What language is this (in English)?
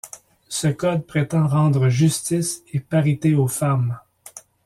French